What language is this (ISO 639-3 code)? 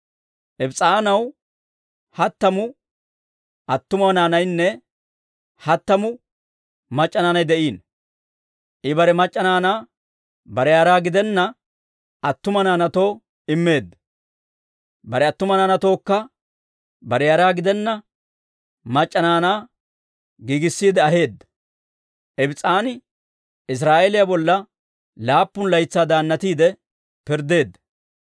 dwr